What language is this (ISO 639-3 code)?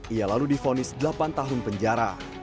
ind